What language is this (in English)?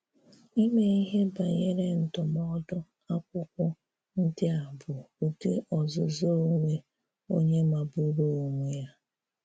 Igbo